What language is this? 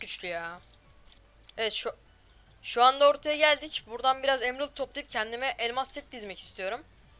Turkish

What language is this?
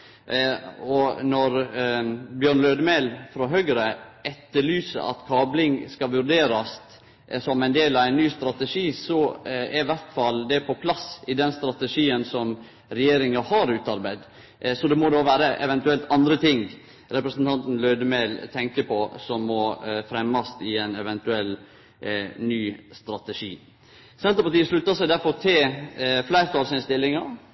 Norwegian Nynorsk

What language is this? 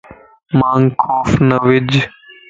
Lasi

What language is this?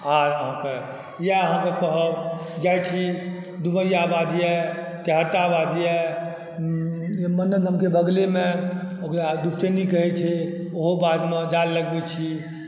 Maithili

